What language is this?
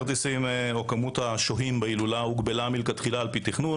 Hebrew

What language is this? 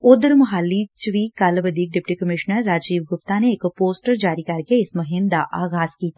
Punjabi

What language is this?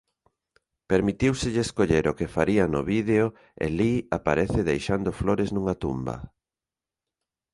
Galician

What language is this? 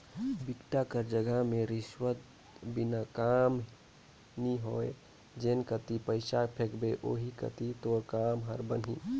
Chhattisgarhi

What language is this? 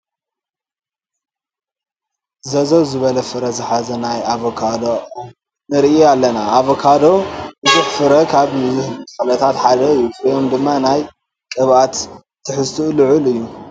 Tigrinya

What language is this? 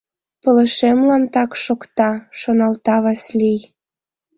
Mari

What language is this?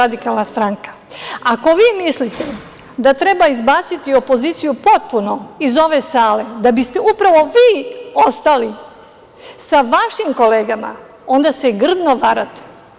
Serbian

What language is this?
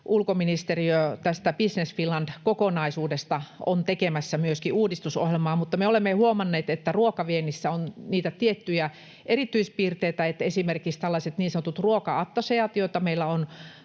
Finnish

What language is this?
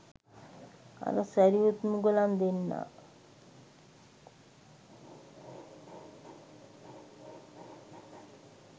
Sinhala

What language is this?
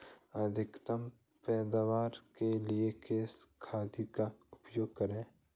Hindi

